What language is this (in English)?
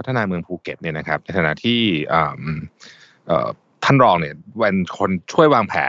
Thai